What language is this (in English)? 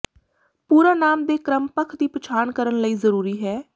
Punjabi